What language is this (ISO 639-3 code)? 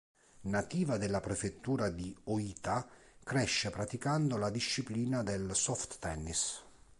ita